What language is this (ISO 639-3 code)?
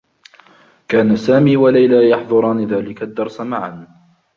ara